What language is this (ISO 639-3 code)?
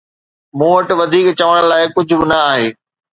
snd